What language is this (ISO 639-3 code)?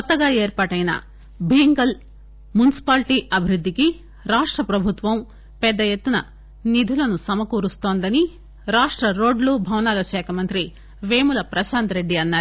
tel